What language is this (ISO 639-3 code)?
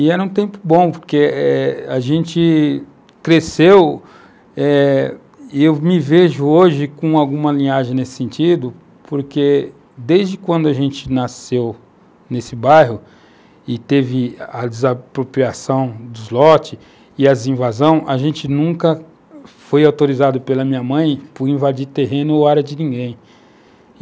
por